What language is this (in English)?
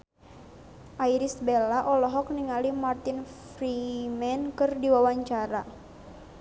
Sundanese